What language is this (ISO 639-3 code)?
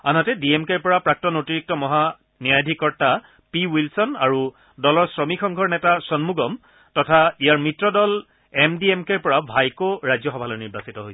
asm